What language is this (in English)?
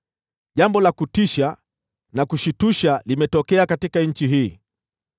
Swahili